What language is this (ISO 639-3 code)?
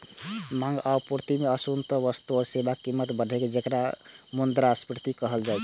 mai